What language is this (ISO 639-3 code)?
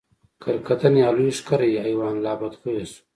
pus